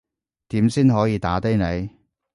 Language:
Cantonese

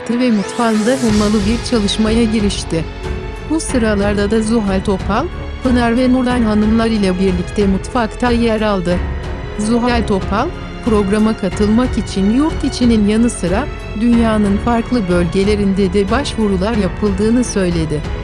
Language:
Turkish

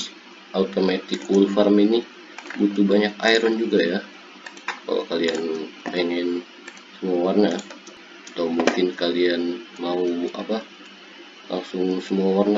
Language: Indonesian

